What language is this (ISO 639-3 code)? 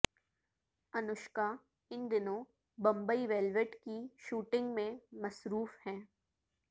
urd